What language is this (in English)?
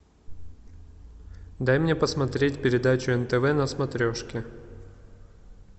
Russian